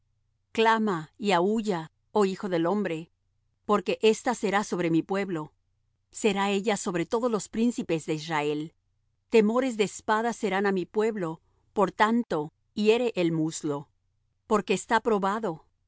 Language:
Spanish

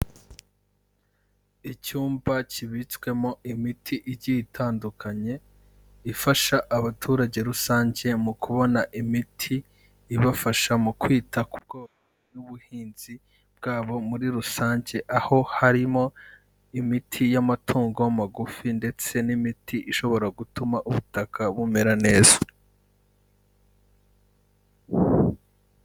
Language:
Kinyarwanda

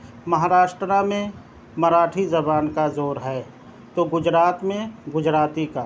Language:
Urdu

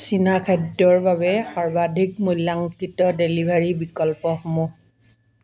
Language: Assamese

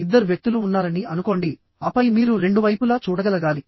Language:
Telugu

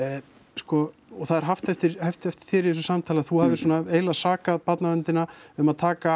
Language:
Icelandic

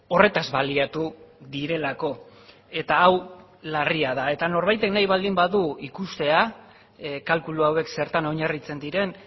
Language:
Basque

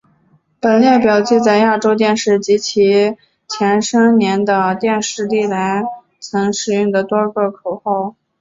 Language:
Chinese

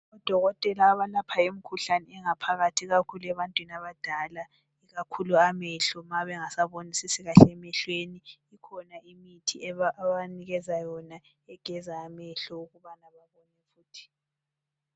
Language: North Ndebele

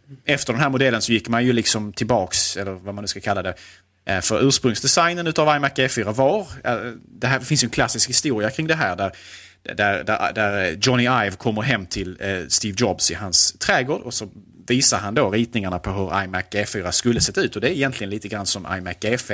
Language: Swedish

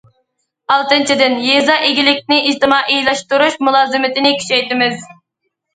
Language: Uyghur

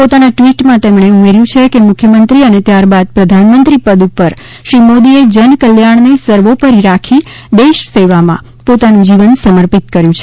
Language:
Gujarati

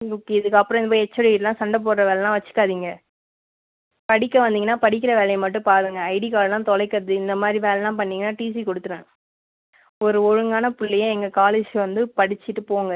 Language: Tamil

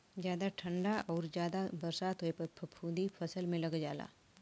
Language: Bhojpuri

